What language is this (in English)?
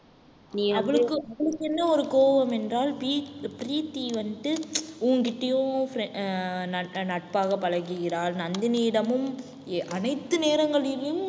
Tamil